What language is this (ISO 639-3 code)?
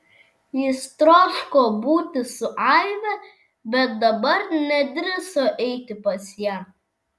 lit